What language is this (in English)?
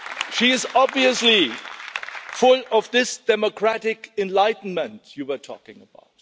English